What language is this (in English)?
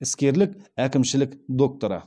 Kazakh